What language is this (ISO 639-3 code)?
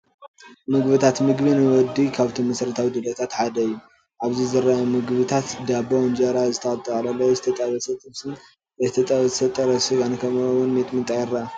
tir